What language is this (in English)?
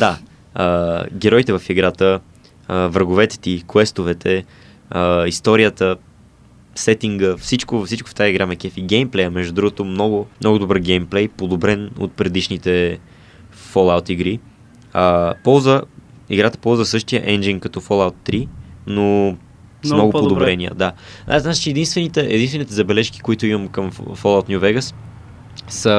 Bulgarian